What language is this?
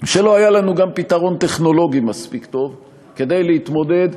Hebrew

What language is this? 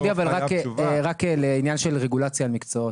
Hebrew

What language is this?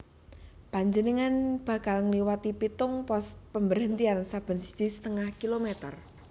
Javanese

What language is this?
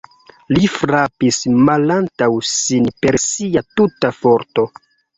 Esperanto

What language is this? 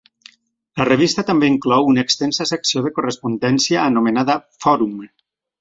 Catalan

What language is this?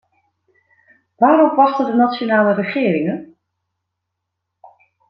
Dutch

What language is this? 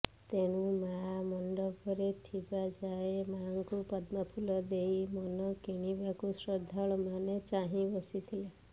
Odia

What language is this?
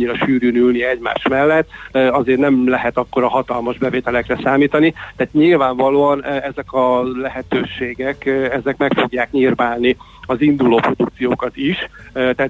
Hungarian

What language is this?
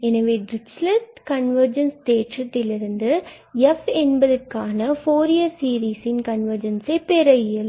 Tamil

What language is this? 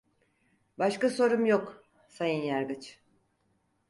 Turkish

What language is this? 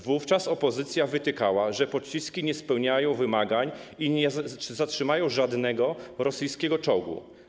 Polish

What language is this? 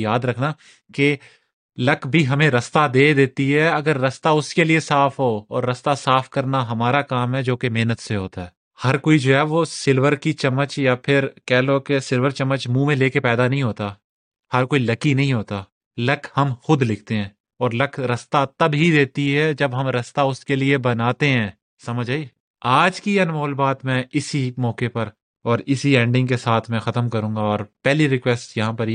Urdu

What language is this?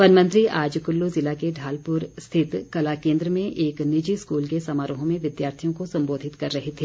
Hindi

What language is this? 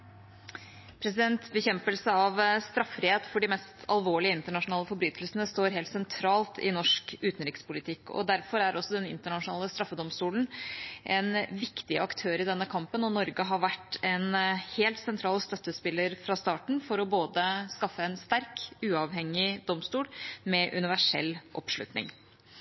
Norwegian Bokmål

